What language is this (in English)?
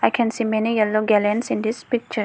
English